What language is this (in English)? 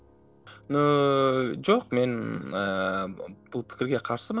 Kazakh